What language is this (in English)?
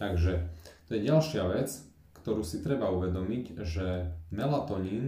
Slovak